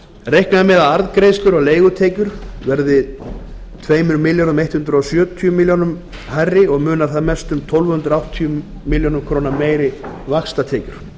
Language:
Icelandic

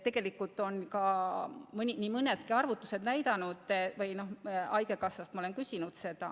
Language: Estonian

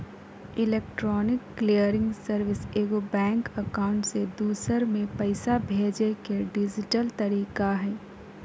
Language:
Magahi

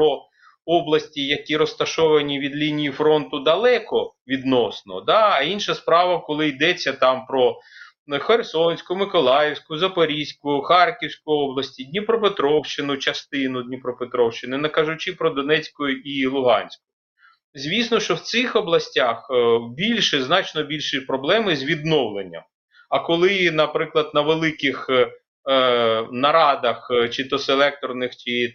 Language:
Ukrainian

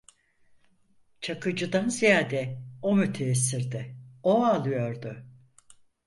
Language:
Turkish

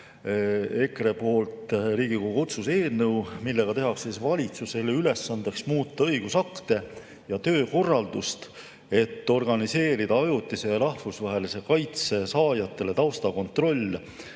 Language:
Estonian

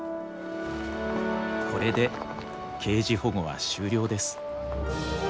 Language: Japanese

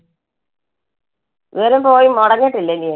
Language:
Malayalam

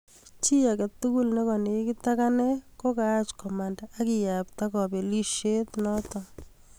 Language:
Kalenjin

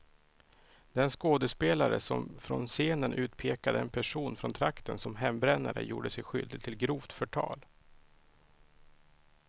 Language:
Swedish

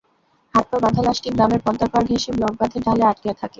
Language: Bangla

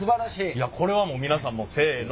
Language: Japanese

